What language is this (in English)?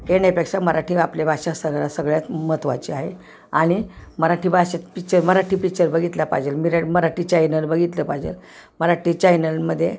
Marathi